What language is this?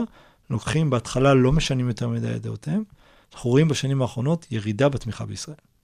Hebrew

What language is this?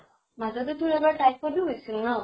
Assamese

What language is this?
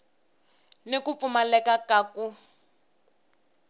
Tsonga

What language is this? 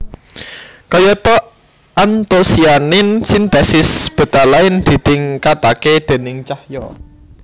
Javanese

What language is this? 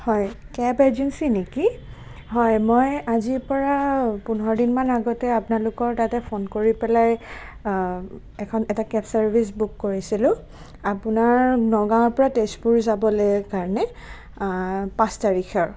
Assamese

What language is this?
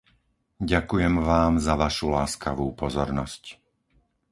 Slovak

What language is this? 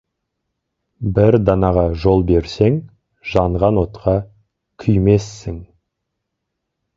Kazakh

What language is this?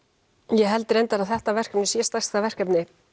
Icelandic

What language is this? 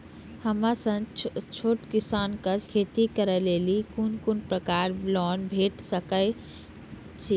Maithili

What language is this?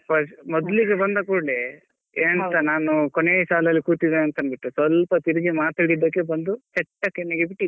Kannada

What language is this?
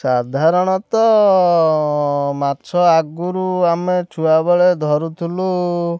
Odia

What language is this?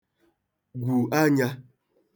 Igbo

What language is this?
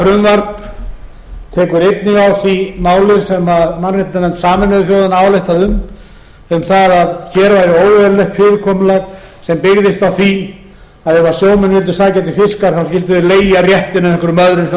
Icelandic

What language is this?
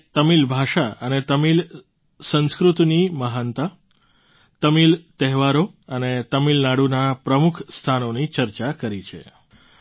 Gujarati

